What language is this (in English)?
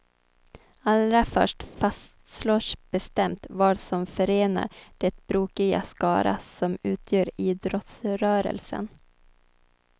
Swedish